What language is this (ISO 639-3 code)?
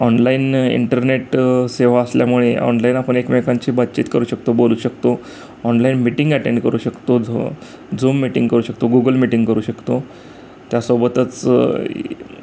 mar